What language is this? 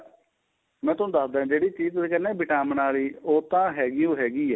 Punjabi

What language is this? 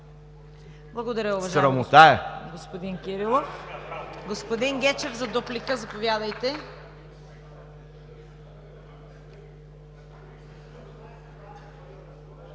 Bulgarian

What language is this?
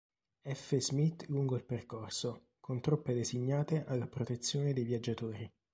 Italian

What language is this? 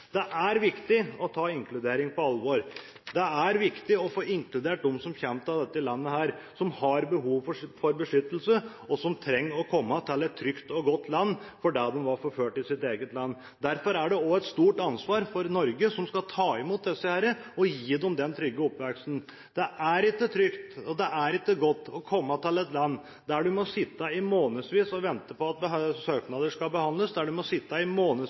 Norwegian Bokmål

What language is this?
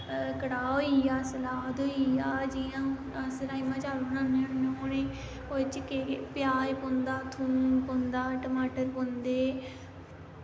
Dogri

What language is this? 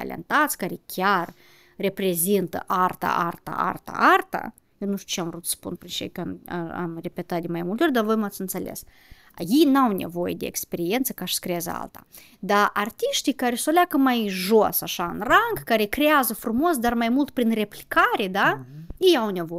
Romanian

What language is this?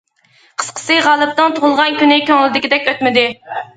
Uyghur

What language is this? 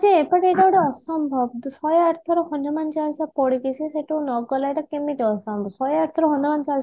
Odia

